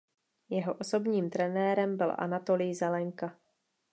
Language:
Czech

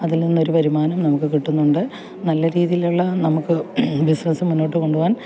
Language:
Malayalam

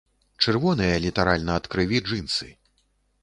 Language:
Belarusian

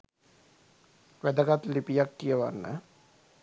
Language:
Sinhala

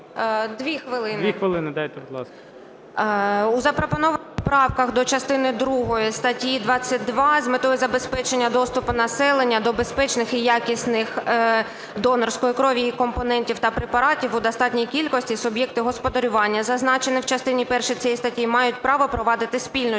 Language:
Ukrainian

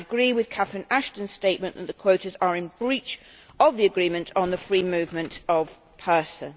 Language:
English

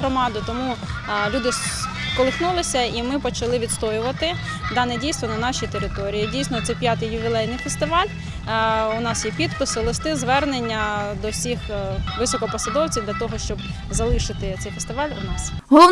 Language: Ukrainian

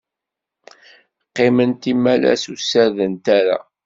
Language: Kabyle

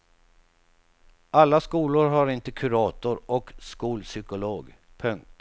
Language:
Swedish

